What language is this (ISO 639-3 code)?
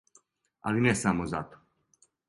srp